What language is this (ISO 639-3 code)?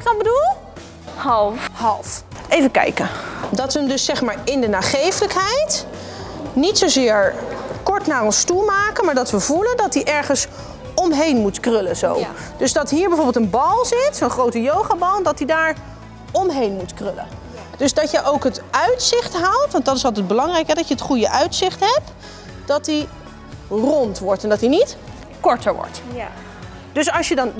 nld